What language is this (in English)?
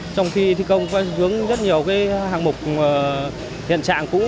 Vietnamese